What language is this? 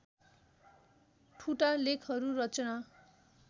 Nepali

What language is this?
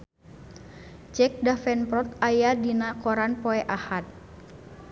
Sundanese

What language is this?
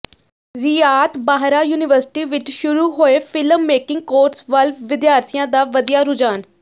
Punjabi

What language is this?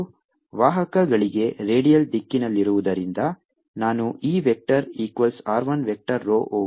Kannada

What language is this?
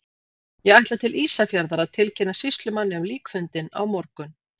Icelandic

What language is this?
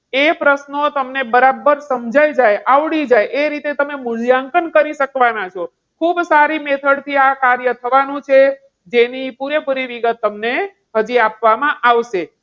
Gujarati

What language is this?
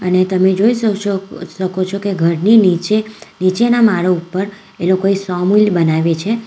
Gujarati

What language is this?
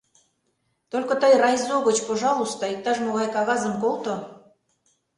Mari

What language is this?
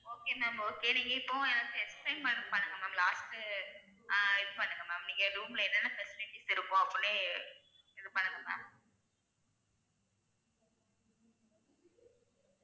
Tamil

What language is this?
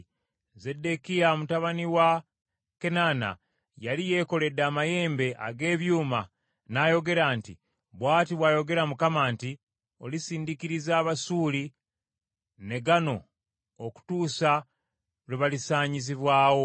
Ganda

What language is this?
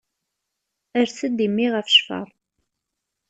Kabyle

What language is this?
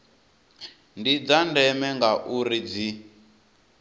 Venda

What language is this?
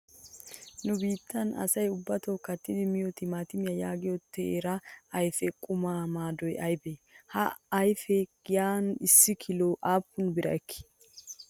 Wolaytta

